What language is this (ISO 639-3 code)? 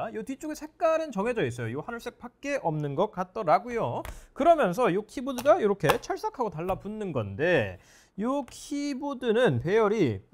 kor